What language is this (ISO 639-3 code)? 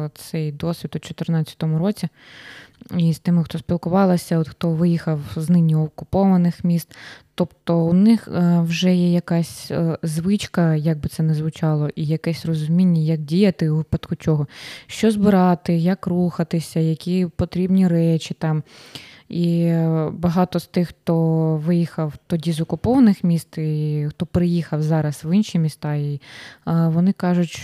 ukr